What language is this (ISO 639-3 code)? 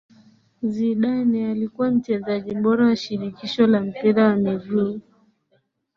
swa